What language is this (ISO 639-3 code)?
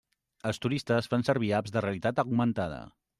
cat